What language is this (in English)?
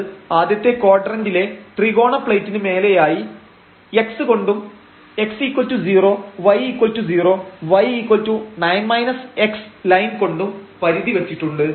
Malayalam